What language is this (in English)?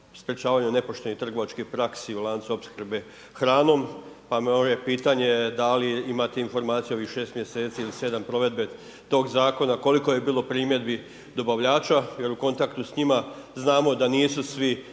Croatian